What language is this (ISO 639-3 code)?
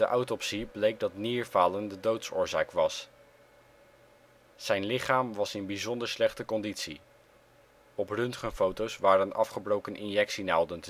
nld